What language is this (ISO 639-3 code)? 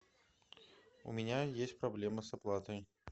rus